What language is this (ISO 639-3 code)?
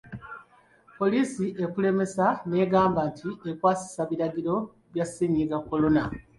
lug